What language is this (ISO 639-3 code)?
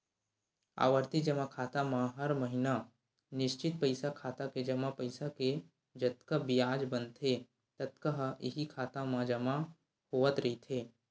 hne